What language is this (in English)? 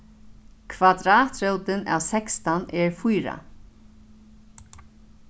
Faroese